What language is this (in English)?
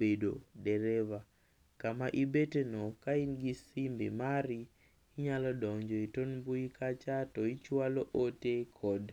Luo (Kenya and Tanzania)